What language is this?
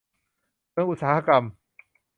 Thai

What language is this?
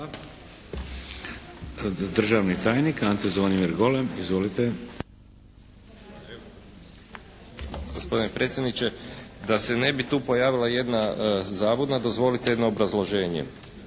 Croatian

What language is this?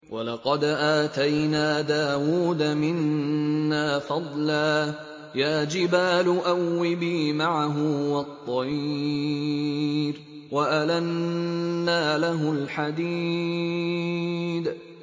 Arabic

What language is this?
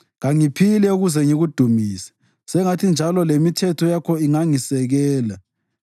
North Ndebele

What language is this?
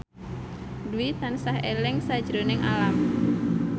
Javanese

